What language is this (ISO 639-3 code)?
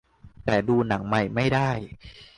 tha